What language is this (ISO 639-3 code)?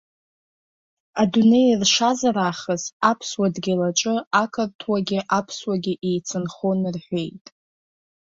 abk